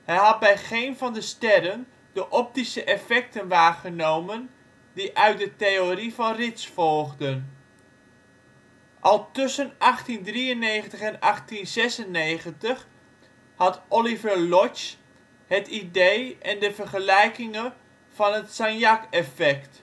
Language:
Dutch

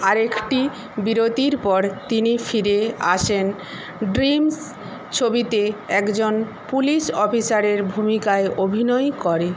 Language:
Bangla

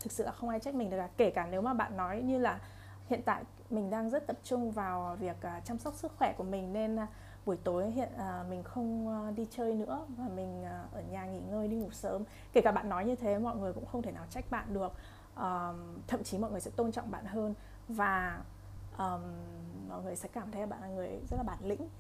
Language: Vietnamese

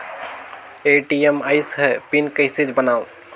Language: Chhattisgarhi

